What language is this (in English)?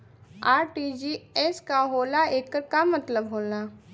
Bhojpuri